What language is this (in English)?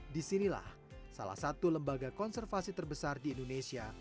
Indonesian